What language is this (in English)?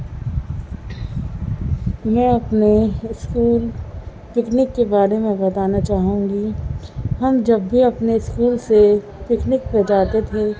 Urdu